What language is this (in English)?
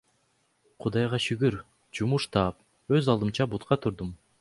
Kyrgyz